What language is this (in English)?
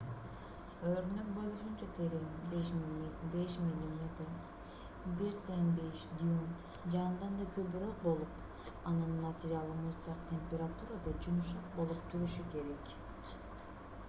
Kyrgyz